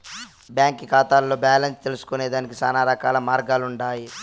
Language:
Telugu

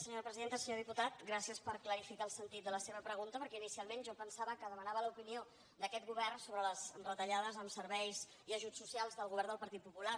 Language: Catalan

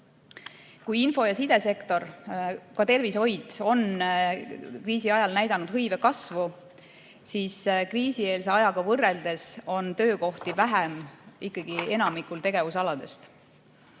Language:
Estonian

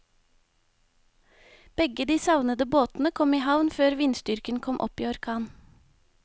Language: Norwegian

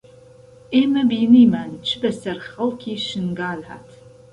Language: Central Kurdish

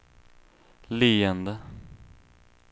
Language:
Swedish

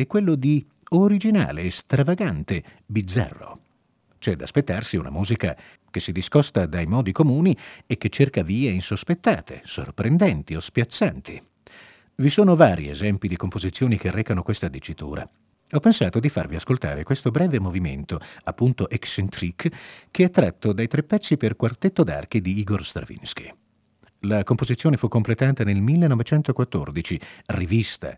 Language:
Italian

